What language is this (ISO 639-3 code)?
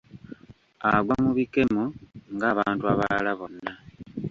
lug